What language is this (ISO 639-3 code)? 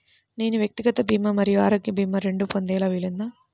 tel